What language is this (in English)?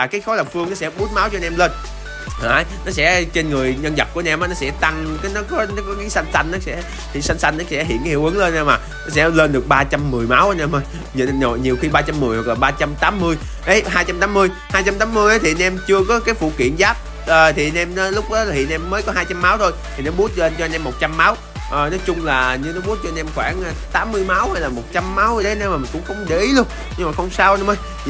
Vietnamese